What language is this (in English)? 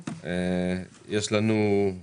Hebrew